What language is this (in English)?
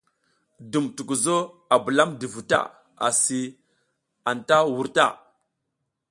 South Giziga